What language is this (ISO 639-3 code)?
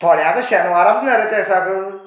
kok